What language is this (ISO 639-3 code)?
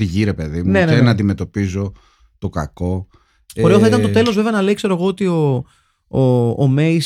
ell